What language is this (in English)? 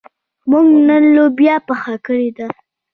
Pashto